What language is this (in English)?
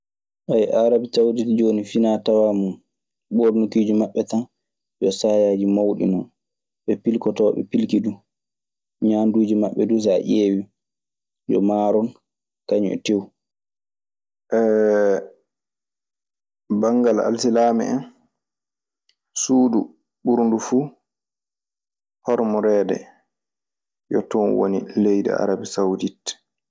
Maasina Fulfulde